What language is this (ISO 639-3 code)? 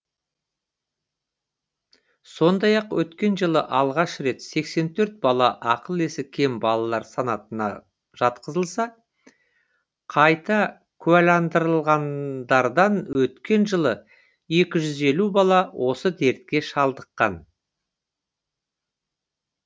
kaz